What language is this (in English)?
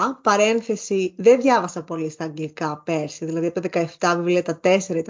Greek